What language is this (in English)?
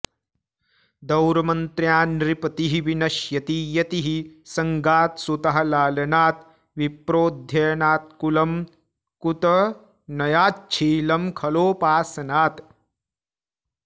Sanskrit